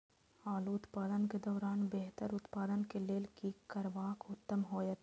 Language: Maithili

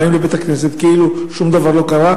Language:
Hebrew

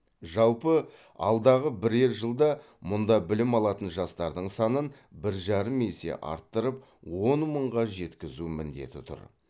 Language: Kazakh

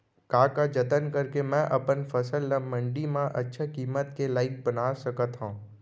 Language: Chhattisgarhi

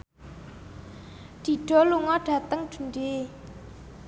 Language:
Javanese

